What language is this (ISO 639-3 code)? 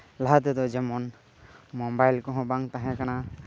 sat